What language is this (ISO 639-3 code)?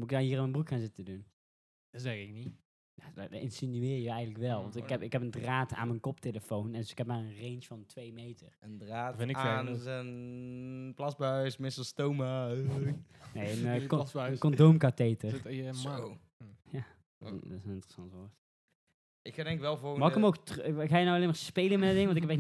nld